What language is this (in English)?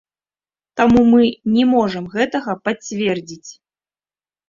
Belarusian